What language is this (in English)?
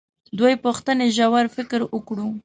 Pashto